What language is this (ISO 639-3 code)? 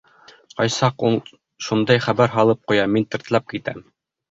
bak